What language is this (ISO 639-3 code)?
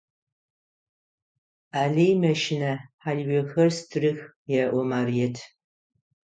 ady